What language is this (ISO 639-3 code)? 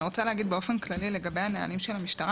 heb